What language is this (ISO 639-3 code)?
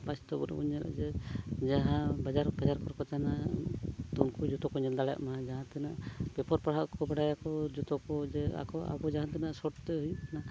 sat